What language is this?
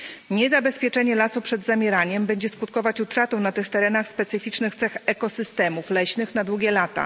Polish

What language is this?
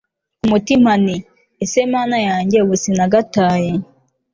Kinyarwanda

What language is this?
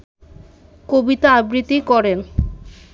Bangla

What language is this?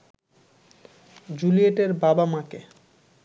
Bangla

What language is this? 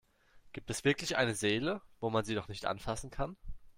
German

